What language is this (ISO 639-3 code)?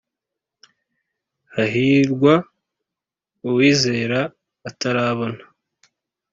kin